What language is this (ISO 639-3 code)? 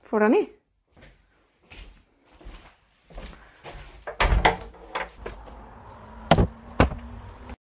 cym